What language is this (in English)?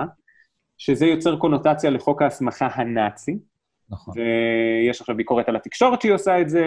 Hebrew